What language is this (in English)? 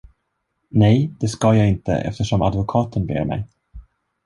Swedish